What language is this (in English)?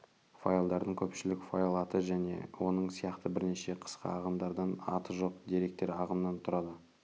Kazakh